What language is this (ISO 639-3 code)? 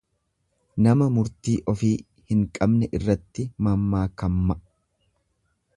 orm